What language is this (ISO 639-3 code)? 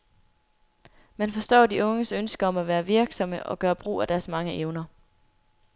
dan